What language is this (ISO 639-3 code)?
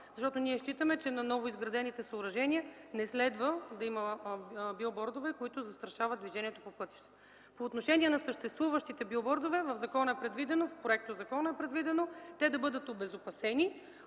bul